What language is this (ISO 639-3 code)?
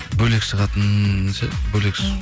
kaz